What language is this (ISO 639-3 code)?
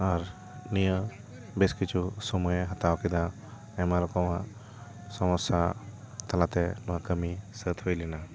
sat